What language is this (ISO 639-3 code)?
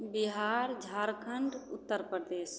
mai